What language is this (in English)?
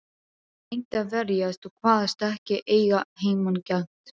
Icelandic